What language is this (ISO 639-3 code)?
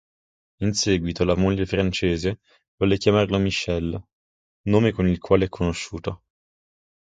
ita